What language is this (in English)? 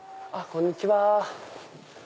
Japanese